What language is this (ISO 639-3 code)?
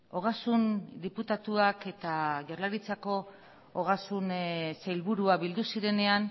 eus